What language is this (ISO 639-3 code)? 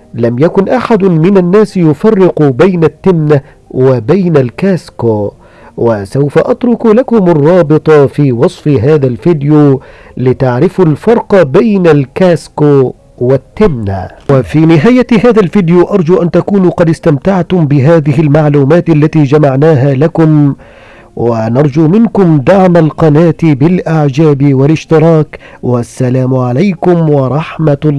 ara